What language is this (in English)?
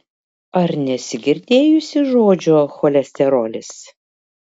Lithuanian